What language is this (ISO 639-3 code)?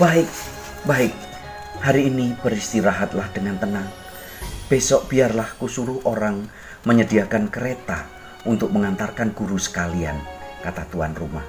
ind